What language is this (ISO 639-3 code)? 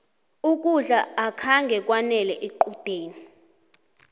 nbl